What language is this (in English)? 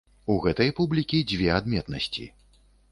Belarusian